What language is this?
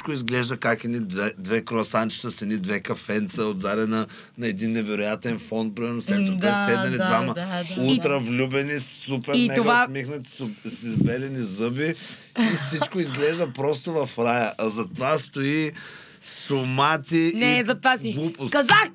Bulgarian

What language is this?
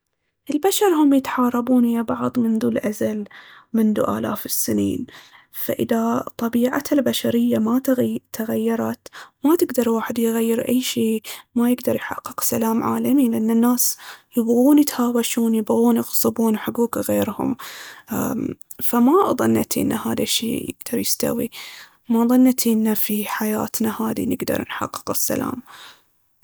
Baharna Arabic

